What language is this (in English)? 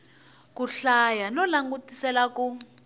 Tsonga